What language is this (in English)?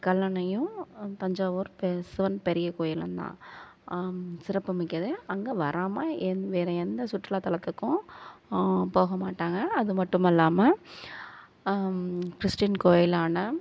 Tamil